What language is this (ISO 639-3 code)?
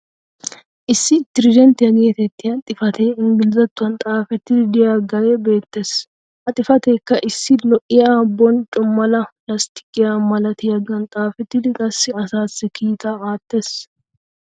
wal